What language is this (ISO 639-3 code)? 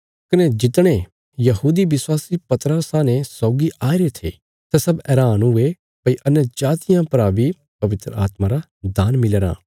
kfs